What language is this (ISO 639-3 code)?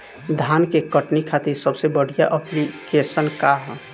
bho